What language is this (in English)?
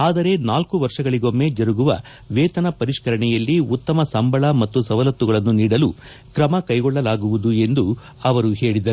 Kannada